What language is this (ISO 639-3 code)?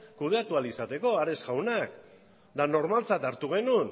eus